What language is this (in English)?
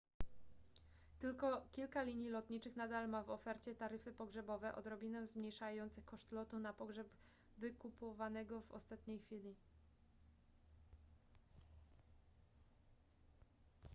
Polish